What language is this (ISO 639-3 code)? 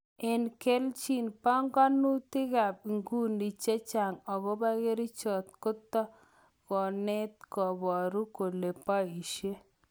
kln